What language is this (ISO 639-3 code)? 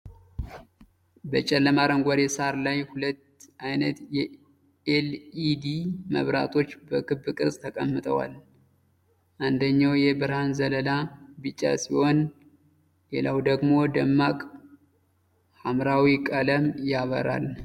amh